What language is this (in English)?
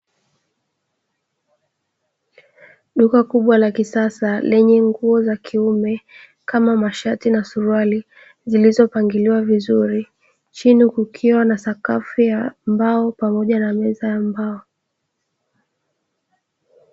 Swahili